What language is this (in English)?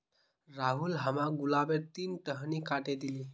Magahi